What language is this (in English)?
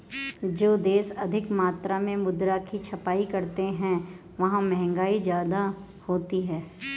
Hindi